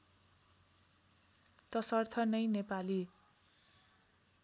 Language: Nepali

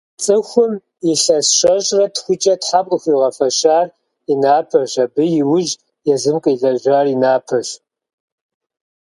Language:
Kabardian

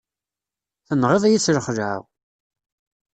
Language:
Kabyle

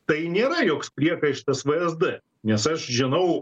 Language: Lithuanian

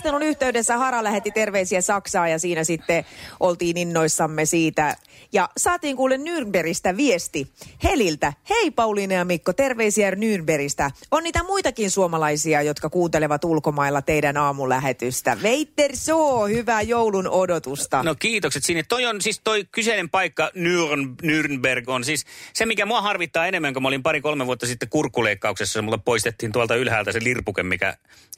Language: Finnish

